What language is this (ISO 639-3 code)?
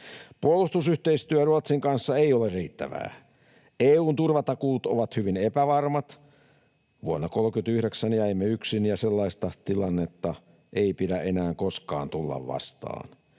fin